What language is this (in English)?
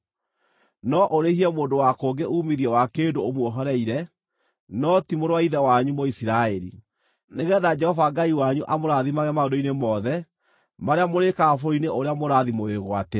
Kikuyu